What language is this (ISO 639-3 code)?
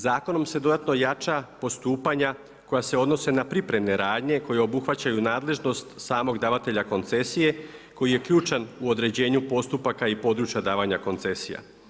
hrv